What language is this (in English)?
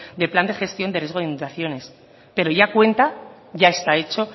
Spanish